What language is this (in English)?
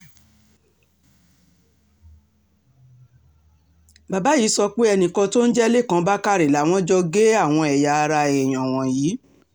Yoruba